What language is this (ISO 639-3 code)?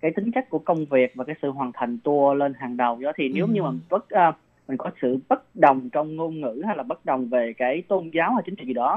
vie